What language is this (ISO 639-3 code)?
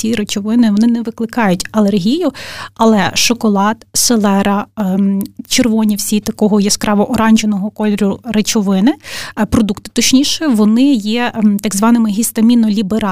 ukr